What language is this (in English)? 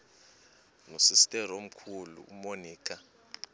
Xhosa